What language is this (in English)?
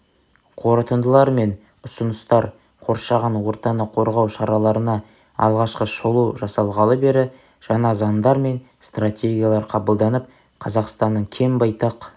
Kazakh